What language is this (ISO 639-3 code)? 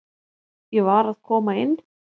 isl